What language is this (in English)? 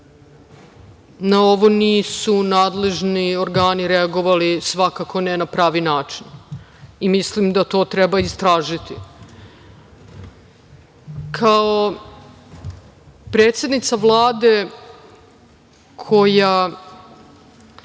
Serbian